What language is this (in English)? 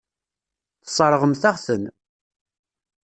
Kabyle